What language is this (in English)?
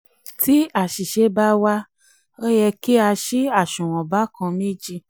Yoruba